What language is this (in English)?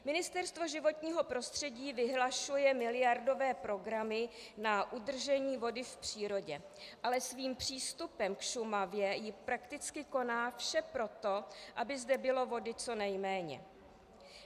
Czech